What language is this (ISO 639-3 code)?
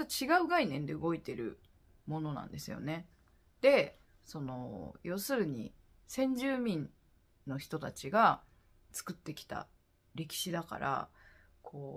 jpn